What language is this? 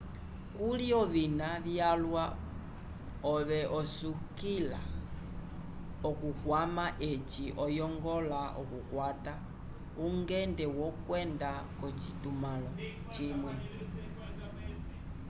Umbundu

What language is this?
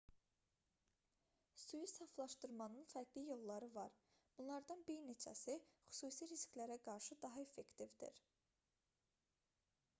Azerbaijani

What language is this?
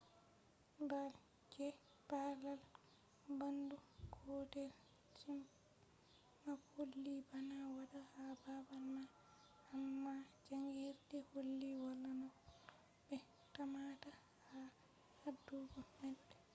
Fula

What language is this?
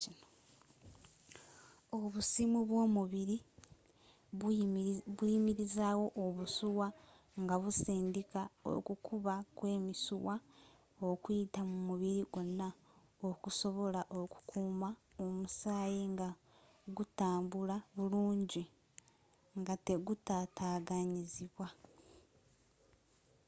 Ganda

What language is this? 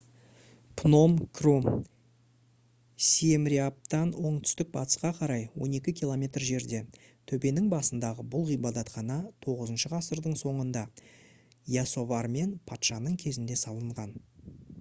Kazakh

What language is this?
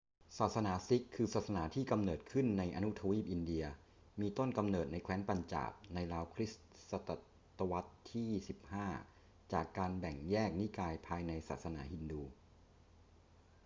Thai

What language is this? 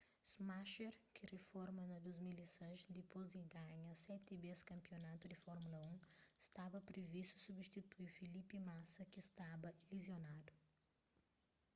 Kabuverdianu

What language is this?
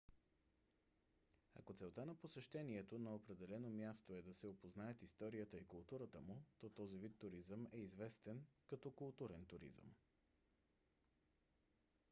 Bulgarian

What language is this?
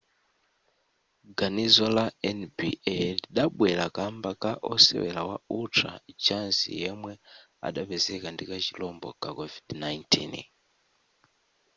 Nyanja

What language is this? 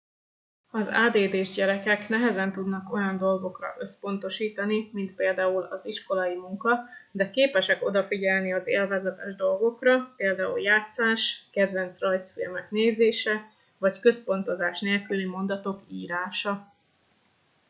Hungarian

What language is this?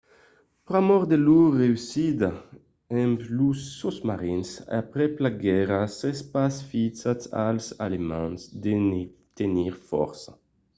Occitan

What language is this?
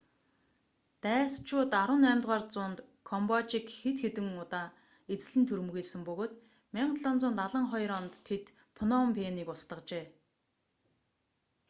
Mongolian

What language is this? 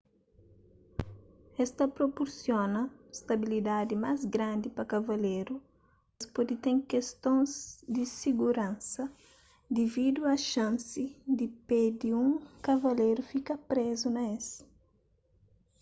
Kabuverdianu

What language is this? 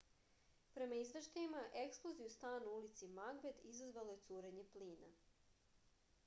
Serbian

